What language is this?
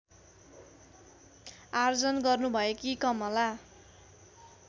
Nepali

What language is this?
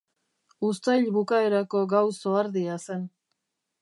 Basque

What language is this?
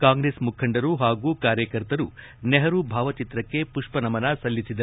Kannada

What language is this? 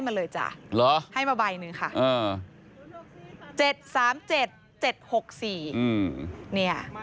Thai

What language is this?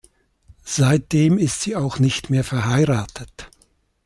German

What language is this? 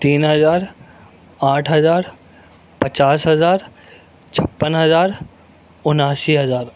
Urdu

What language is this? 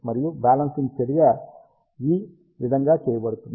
Telugu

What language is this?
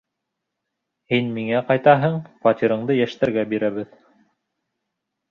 Bashkir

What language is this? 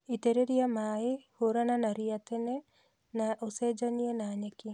Kikuyu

